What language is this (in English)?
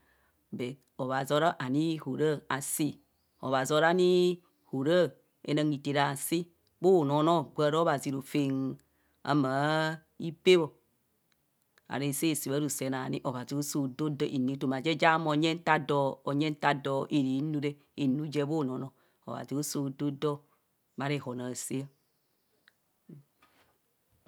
Kohumono